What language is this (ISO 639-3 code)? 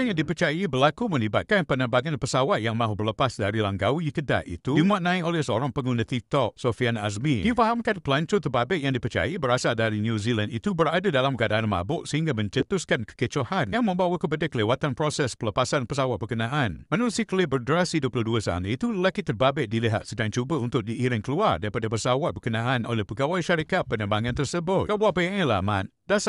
msa